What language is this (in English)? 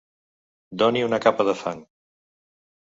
Catalan